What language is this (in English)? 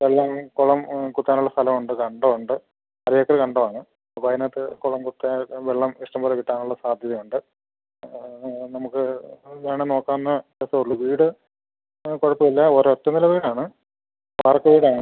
Malayalam